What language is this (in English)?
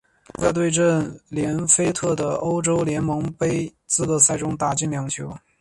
Chinese